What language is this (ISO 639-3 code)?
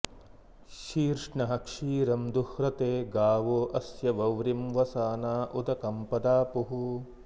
san